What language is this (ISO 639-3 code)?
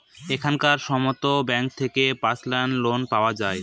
ben